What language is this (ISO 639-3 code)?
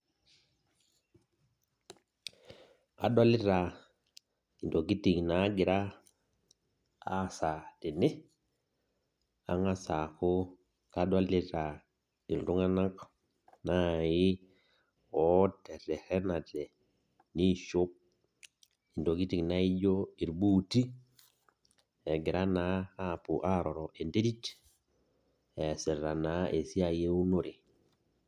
mas